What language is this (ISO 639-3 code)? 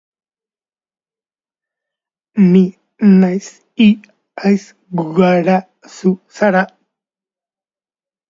eus